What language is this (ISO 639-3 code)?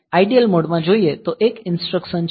guj